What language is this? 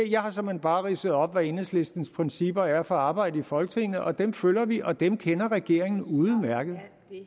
Danish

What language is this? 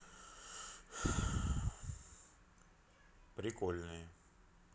Russian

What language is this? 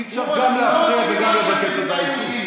Hebrew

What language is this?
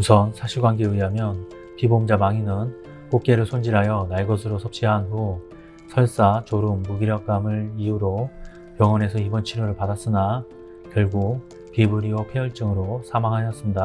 Korean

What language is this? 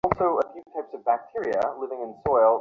Bangla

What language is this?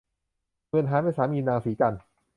Thai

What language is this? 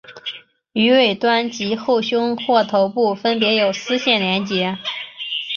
Chinese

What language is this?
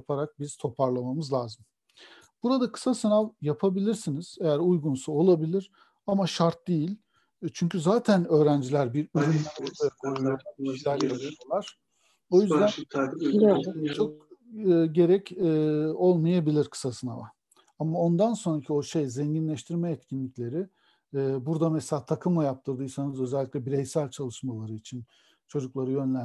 Turkish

